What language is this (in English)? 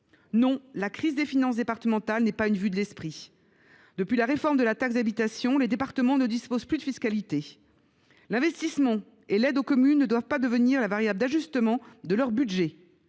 French